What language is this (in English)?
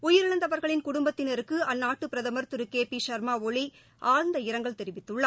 Tamil